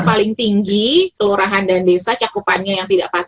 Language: Indonesian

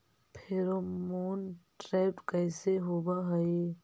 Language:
Magahi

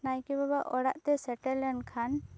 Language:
Santali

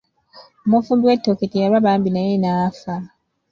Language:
Ganda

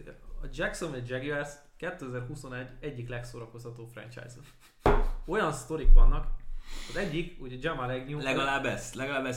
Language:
Hungarian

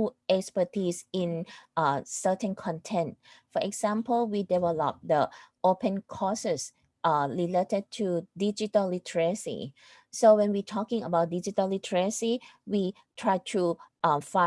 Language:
English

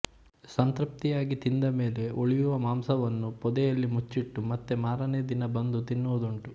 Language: Kannada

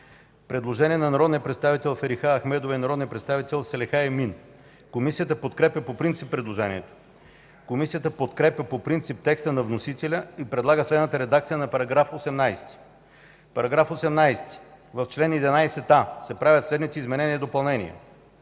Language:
Bulgarian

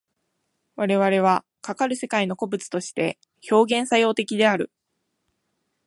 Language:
Japanese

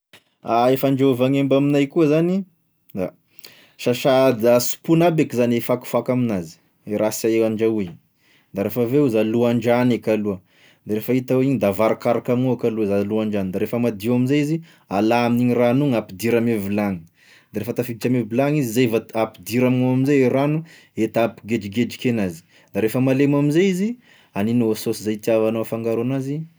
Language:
Tesaka Malagasy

